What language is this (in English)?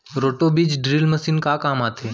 Chhattisgarhi